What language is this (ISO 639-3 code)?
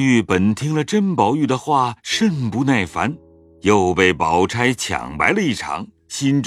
zho